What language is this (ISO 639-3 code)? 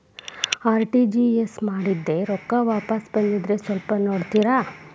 kan